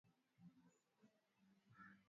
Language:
Swahili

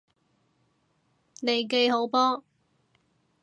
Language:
Cantonese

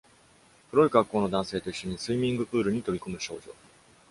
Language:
Japanese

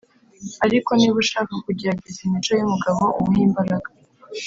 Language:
Kinyarwanda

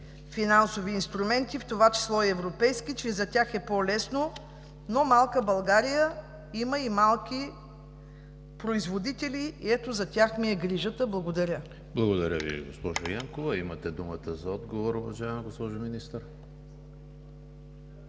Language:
Bulgarian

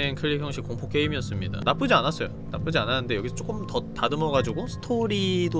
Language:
Korean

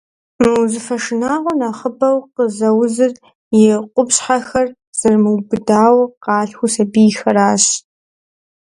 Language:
Kabardian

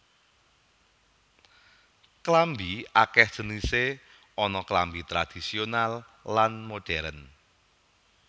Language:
Javanese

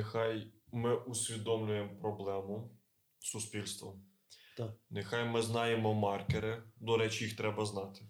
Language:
Ukrainian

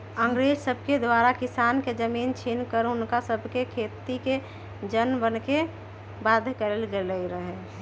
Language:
Magahi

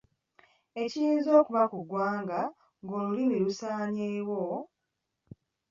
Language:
Ganda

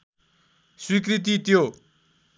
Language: Nepali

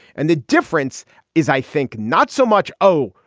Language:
English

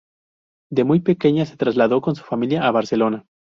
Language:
Spanish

